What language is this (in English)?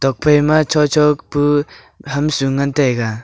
Wancho Naga